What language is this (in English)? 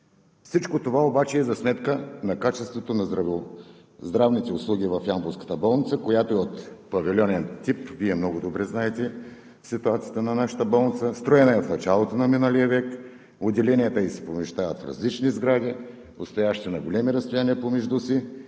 Bulgarian